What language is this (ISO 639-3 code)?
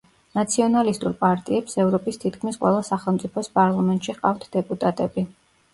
kat